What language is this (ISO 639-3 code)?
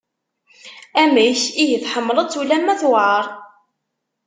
kab